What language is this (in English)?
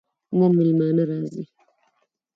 Pashto